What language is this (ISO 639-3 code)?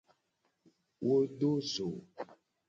gej